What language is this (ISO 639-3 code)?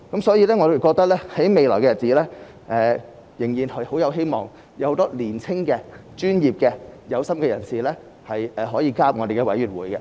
yue